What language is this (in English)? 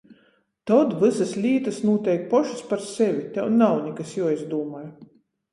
Latgalian